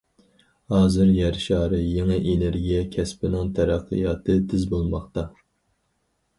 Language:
Uyghur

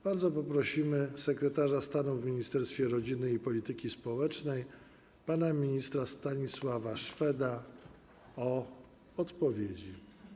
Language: Polish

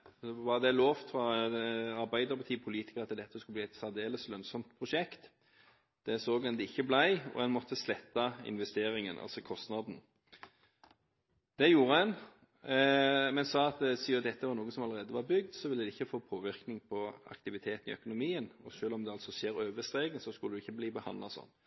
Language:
Norwegian Bokmål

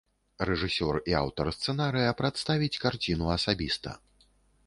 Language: Belarusian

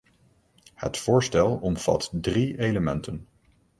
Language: Dutch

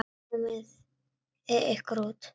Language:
Icelandic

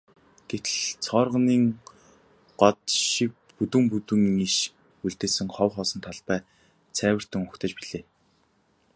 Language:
Mongolian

